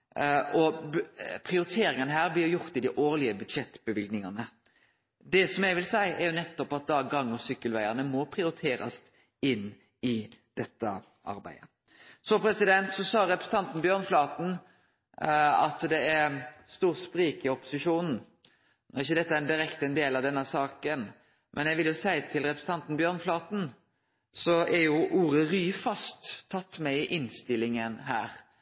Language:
Norwegian Nynorsk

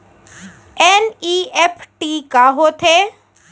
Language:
Chhattisgarhi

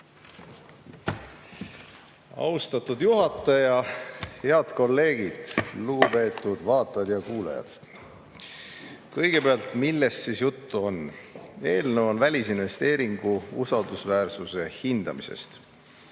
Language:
Estonian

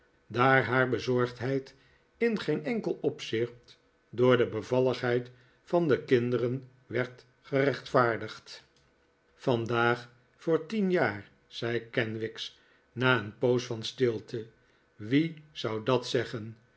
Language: Dutch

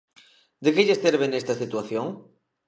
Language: Galician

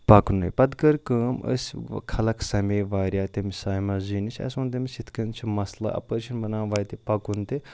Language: Kashmiri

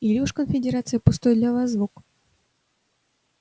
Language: Russian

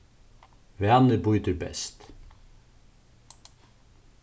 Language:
Faroese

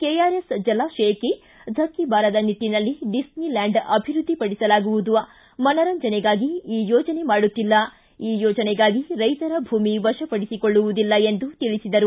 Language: Kannada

